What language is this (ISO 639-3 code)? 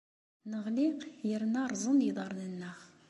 kab